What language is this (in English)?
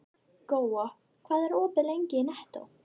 Icelandic